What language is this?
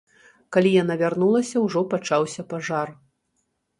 Belarusian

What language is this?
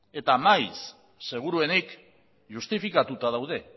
Basque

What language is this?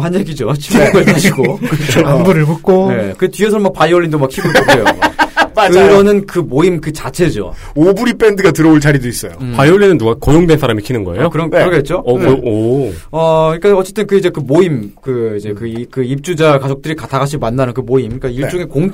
Korean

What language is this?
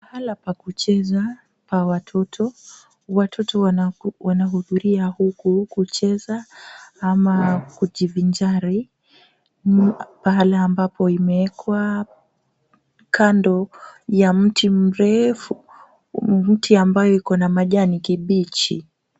Swahili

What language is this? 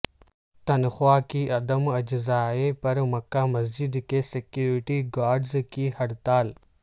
Urdu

